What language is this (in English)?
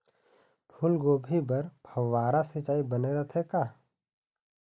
Chhattisgarhi